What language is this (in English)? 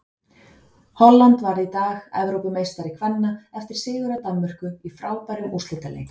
Icelandic